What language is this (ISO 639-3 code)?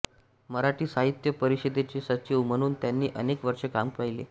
mar